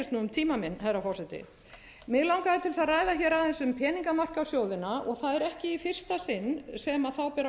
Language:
Icelandic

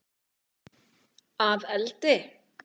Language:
Icelandic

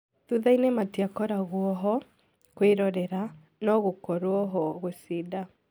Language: Kikuyu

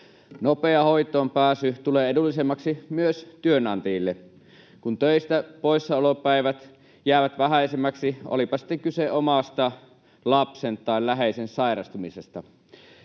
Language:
Finnish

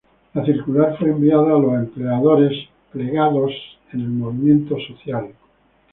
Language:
Spanish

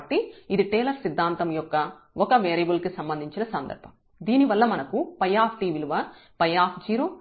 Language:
Telugu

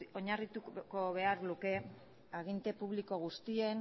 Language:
Basque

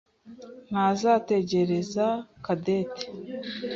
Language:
Kinyarwanda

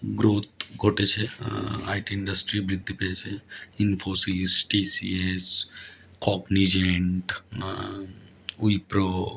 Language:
Bangla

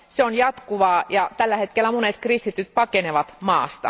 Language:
Finnish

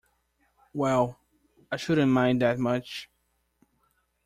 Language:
English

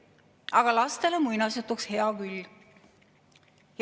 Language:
Estonian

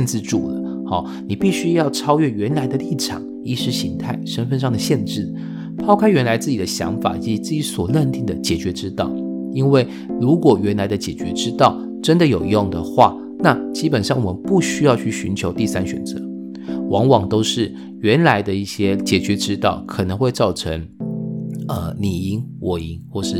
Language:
Chinese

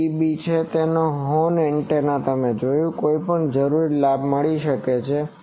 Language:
Gujarati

